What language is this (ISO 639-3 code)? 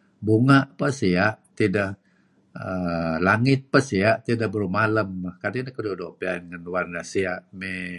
kzi